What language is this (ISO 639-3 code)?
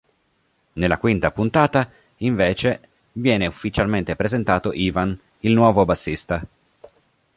ita